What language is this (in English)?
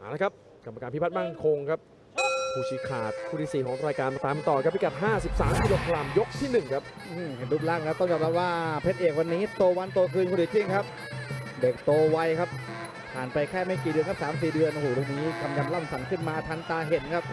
Thai